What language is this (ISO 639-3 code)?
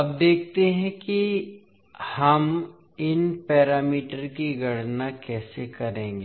hin